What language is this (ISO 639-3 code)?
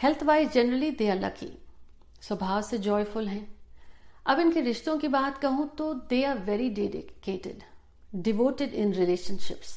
hin